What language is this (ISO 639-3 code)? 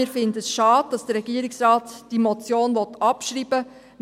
gsw